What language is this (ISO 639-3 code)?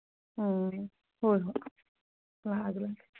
mni